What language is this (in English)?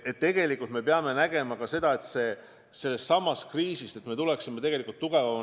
Estonian